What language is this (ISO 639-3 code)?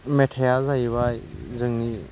brx